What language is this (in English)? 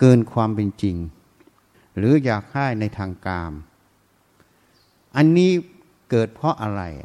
Thai